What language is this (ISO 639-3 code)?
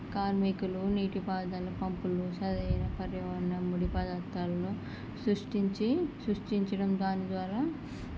tel